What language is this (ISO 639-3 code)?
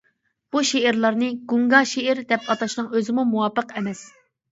uig